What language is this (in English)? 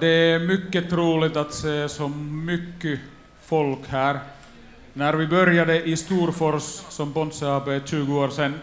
Swedish